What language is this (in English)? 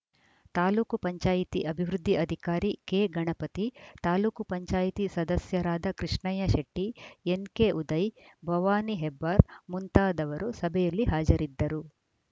Kannada